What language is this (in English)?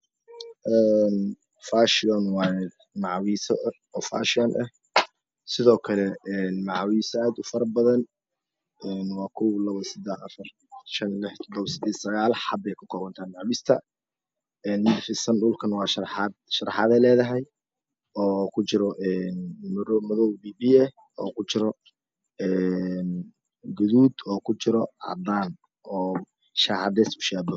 Somali